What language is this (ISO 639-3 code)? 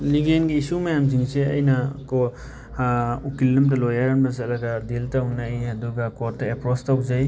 mni